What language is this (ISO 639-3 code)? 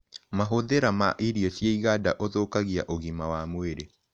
kik